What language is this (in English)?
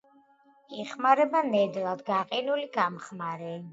Georgian